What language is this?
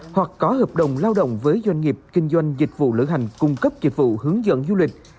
Vietnamese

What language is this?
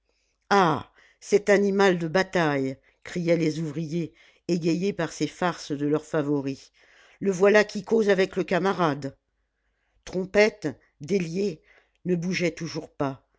French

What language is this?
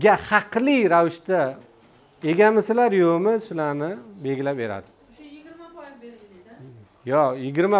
Turkish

